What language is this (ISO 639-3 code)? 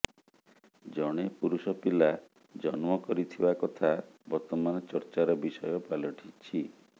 ori